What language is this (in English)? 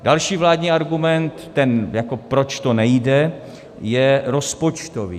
Czech